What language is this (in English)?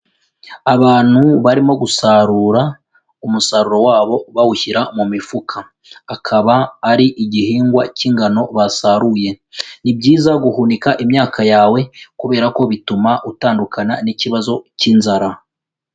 Kinyarwanda